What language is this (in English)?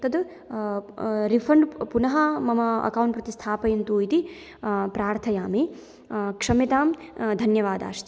Sanskrit